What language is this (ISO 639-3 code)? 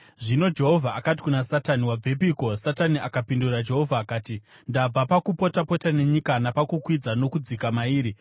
sna